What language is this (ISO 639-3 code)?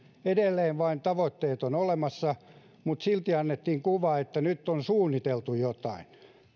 fin